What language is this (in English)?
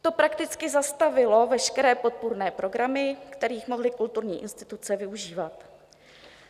Czech